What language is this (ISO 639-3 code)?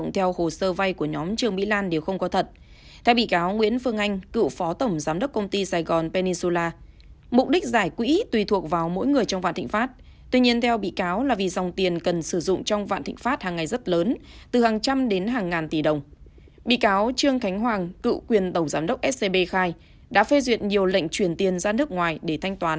vie